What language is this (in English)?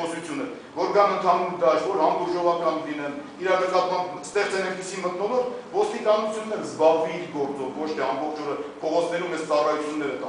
Turkish